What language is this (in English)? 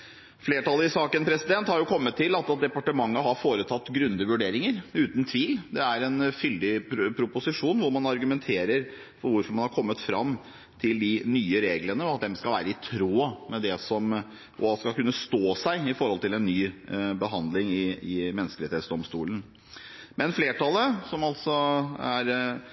Norwegian Bokmål